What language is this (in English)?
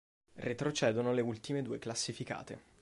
Italian